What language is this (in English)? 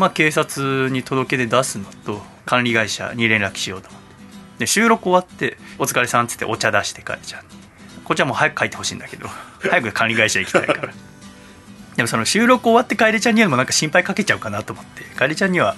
Japanese